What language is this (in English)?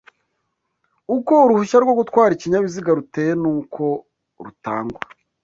Kinyarwanda